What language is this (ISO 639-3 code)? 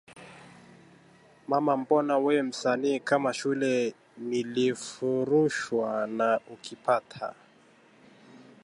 swa